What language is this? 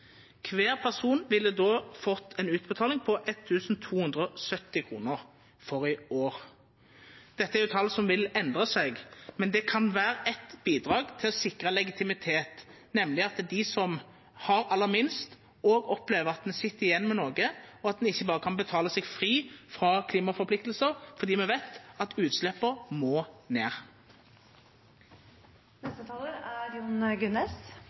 Norwegian Nynorsk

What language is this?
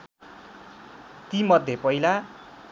Nepali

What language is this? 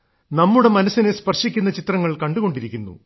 Malayalam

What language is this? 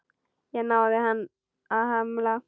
Icelandic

